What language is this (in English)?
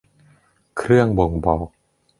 Thai